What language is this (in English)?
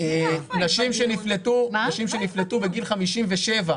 Hebrew